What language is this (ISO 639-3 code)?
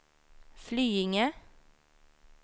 swe